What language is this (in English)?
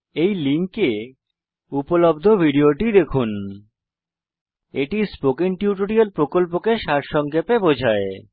Bangla